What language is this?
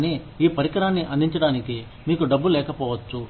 Telugu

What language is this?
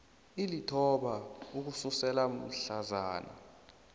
South Ndebele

